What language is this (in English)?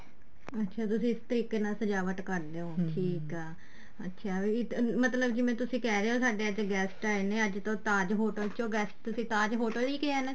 Punjabi